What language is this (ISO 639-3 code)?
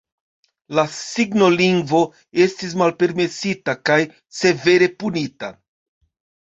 epo